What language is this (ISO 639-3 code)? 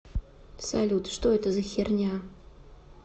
rus